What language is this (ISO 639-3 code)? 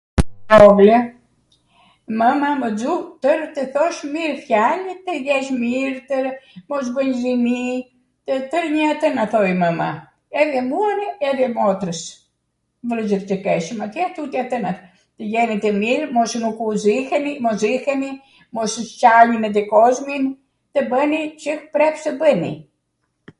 aat